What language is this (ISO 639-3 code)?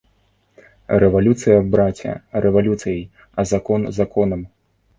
bel